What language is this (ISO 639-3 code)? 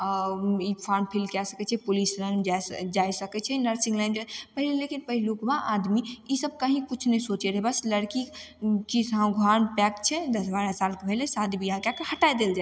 mai